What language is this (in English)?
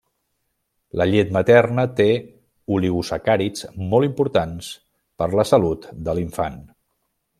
Catalan